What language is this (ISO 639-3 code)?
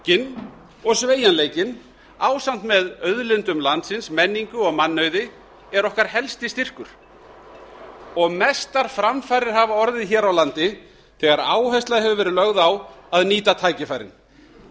isl